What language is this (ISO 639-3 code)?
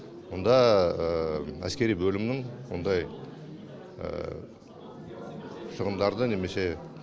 kaz